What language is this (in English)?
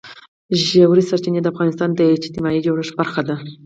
Pashto